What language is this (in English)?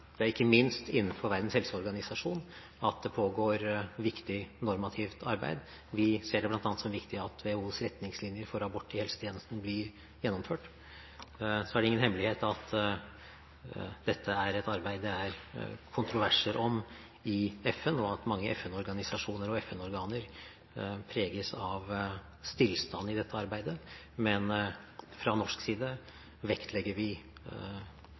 Norwegian Bokmål